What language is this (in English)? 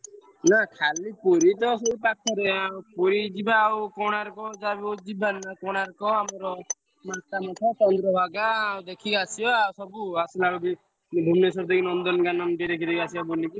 Odia